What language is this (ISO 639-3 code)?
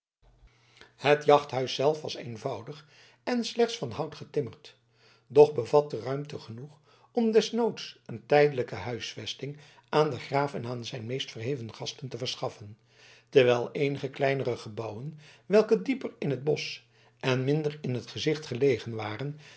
nld